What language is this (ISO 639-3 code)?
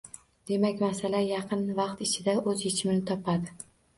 uzb